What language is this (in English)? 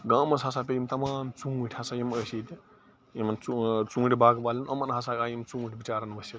Kashmiri